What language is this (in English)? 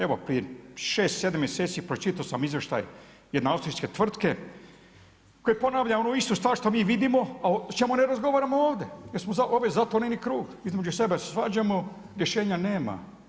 Croatian